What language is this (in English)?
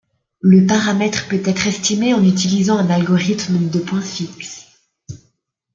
French